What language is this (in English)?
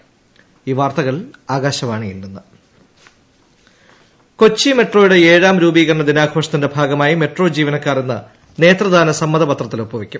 Malayalam